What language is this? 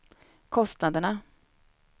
Swedish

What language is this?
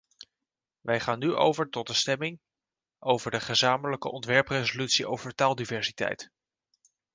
Dutch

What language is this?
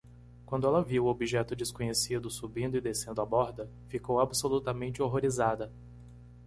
Portuguese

